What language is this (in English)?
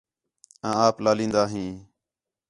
Khetrani